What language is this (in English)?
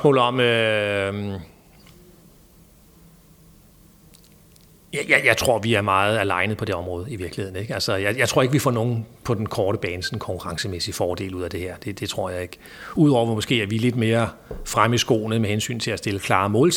Danish